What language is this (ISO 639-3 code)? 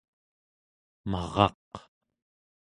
esu